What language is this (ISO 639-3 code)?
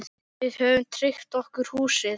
isl